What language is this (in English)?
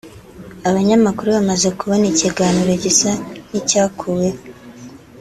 Kinyarwanda